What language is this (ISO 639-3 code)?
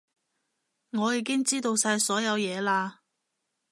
yue